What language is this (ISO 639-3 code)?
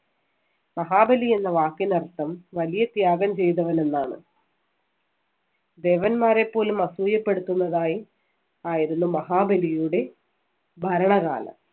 mal